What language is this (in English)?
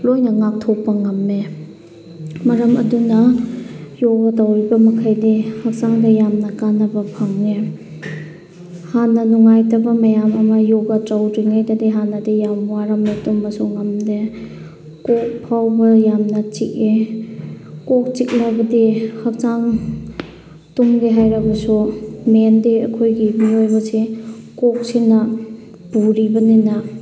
Manipuri